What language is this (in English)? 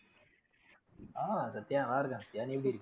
Tamil